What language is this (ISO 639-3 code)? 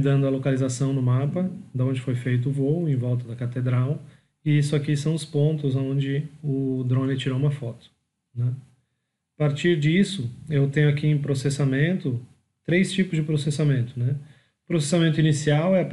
por